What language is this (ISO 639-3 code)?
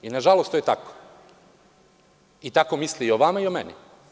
srp